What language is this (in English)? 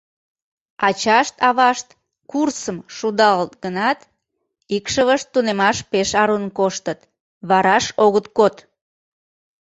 Mari